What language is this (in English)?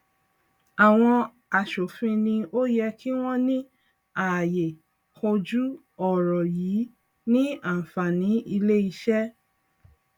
Yoruba